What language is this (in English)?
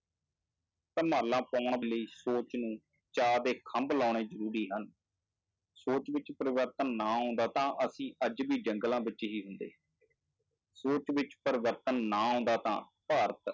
Punjabi